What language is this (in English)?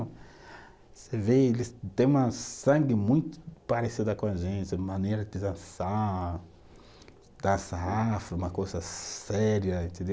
Portuguese